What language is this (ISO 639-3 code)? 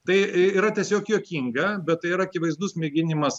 lit